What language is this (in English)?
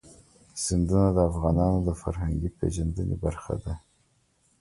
Pashto